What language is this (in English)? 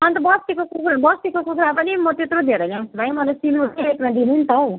Nepali